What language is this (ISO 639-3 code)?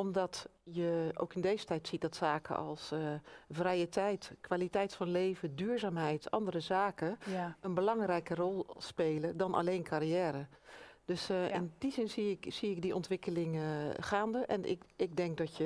nld